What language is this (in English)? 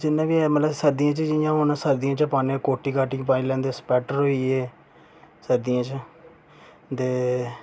Dogri